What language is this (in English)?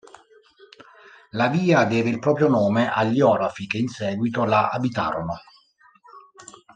Italian